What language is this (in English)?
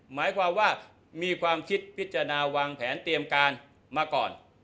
Thai